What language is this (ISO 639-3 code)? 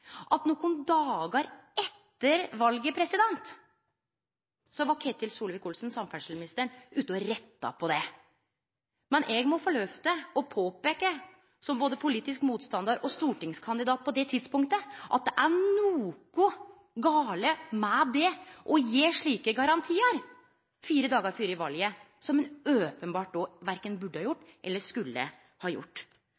nno